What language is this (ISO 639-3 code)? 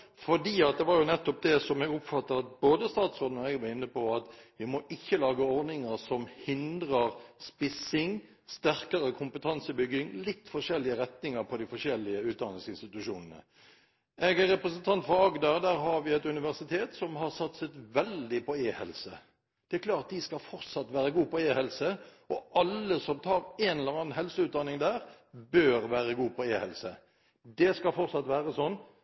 nob